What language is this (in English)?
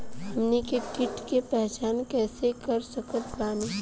Bhojpuri